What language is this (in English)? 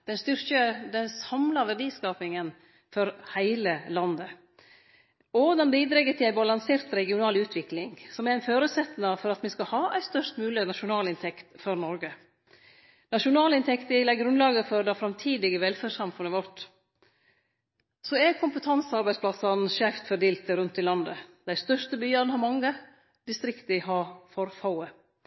Norwegian Nynorsk